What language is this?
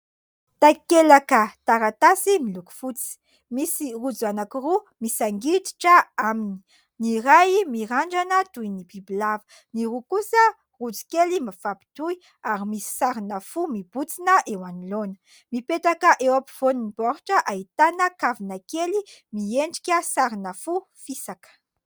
Malagasy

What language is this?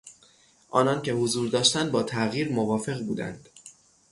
Persian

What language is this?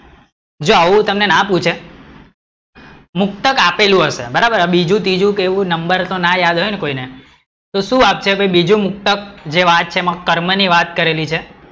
Gujarati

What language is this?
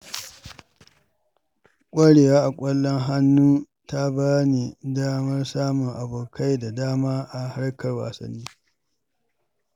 Hausa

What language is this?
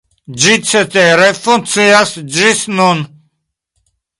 Esperanto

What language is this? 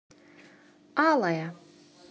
Russian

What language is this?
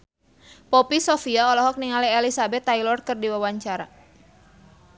Sundanese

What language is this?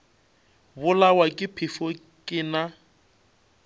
Northern Sotho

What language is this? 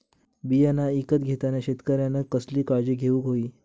Marathi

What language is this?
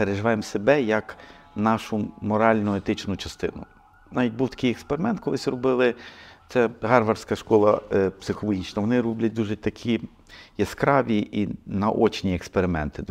Ukrainian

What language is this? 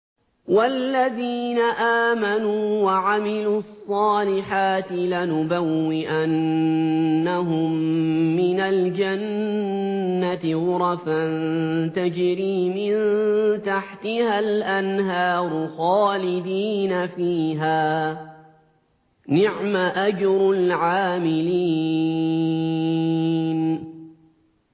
Arabic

